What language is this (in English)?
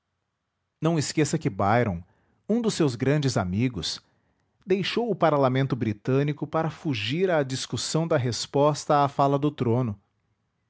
Portuguese